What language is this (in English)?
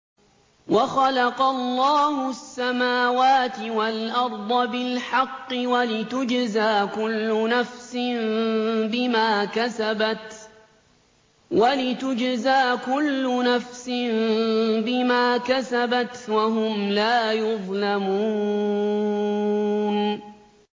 Arabic